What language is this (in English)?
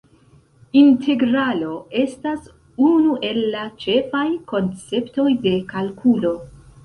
Esperanto